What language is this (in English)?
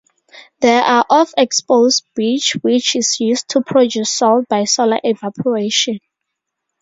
English